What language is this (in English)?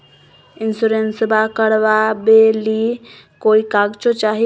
Magahi